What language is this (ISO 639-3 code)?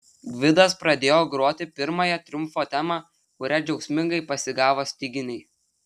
lit